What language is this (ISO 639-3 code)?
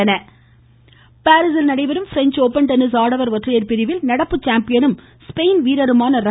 tam